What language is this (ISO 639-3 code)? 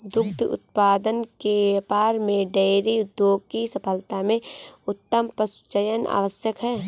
hin